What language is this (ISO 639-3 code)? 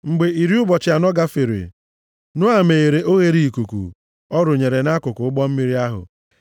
ibo